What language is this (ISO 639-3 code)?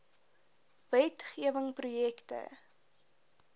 afr